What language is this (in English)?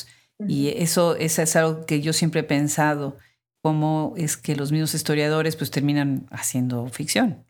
Spanish